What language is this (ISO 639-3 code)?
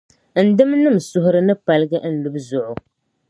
dag